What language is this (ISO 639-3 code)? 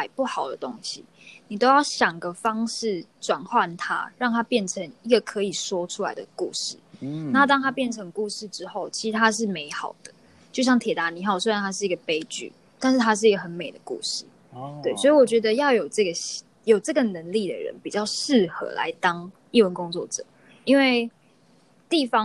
zho